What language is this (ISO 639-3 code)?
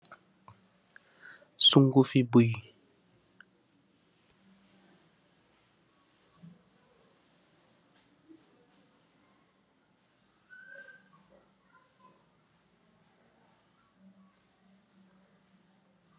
wol